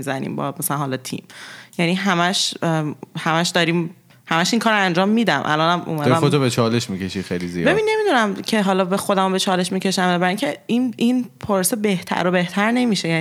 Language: Persian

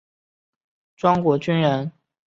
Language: Chinese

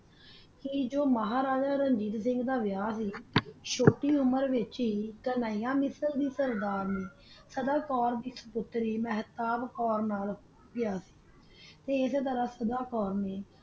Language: Punjabi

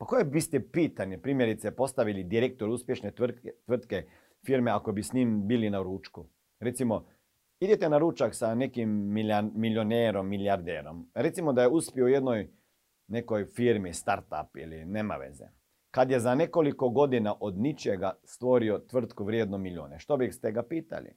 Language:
Croatian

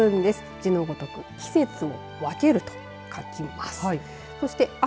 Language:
Japanese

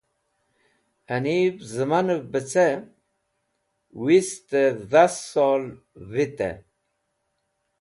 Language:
Wakhi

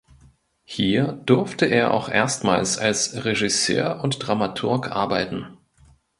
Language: German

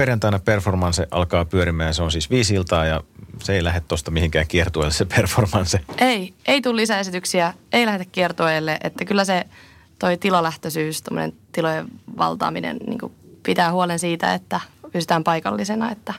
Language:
Finnish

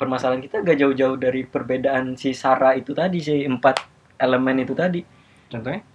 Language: Indonesian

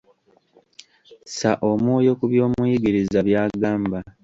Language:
Ganda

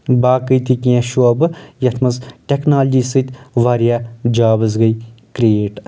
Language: Kashmiri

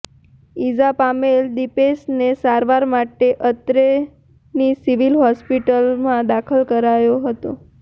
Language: Gujarati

